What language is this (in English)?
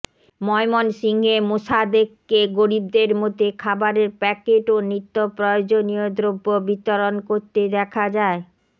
Bangla